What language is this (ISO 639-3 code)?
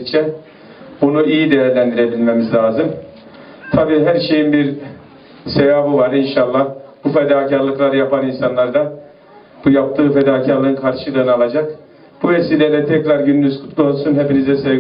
tur